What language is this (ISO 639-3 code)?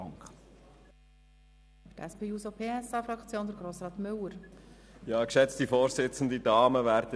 gsw